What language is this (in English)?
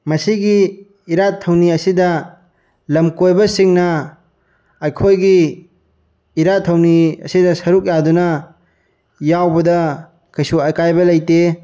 Manipuri